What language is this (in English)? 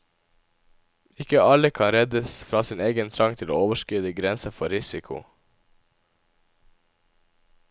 Norwegian